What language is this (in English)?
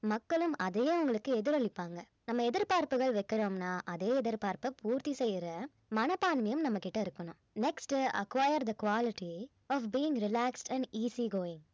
Tamil